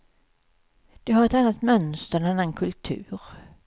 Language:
Swedish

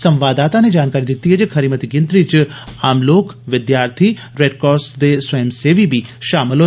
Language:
Dogri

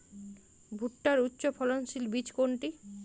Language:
Bangla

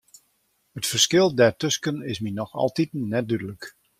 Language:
Western Frisian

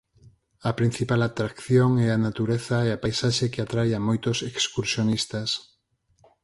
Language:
Galician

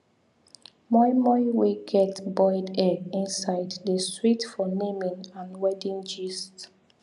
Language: Nigerian Pidgin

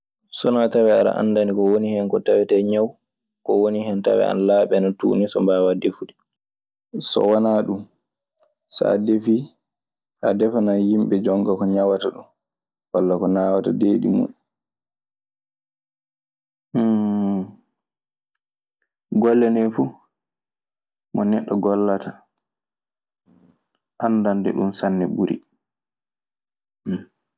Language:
Maasina Fulfulde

